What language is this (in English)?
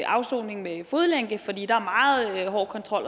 Danish